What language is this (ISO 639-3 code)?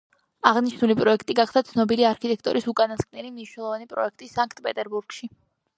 kat